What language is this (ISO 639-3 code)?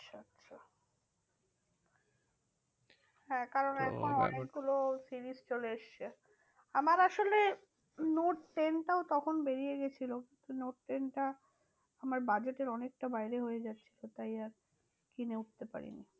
ben